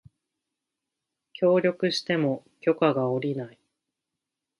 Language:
Japanese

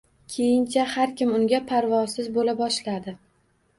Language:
Uzbek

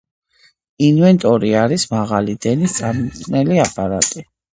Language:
Georgian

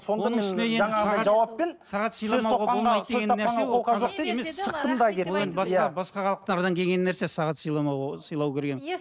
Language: Kazakh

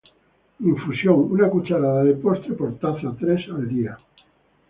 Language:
Spanish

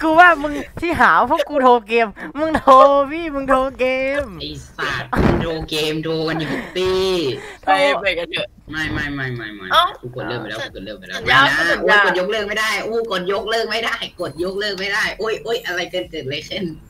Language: Thai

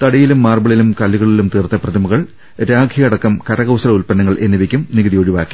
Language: Malayalam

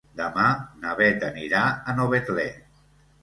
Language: Catalan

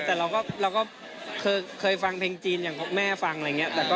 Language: Thai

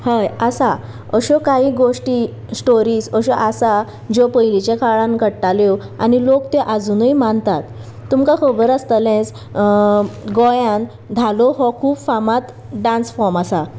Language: Konkani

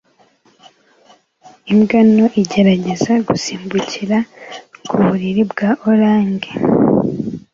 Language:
Kinyarwanda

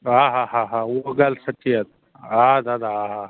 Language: Sindhi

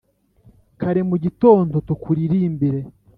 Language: Kinyarwanda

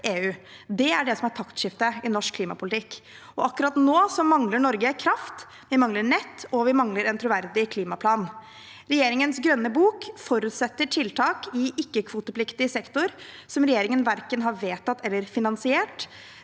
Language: Norwegian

